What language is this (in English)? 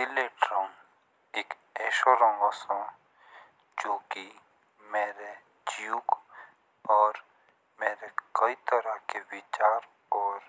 Jaunsari